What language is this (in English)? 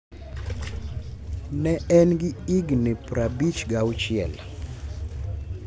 Luo (Kenya and Tanzania)